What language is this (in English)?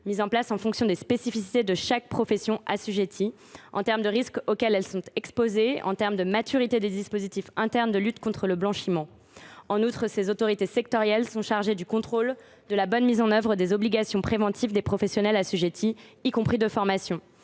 French